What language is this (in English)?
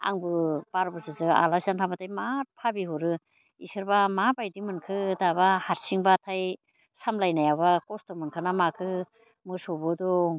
Bodo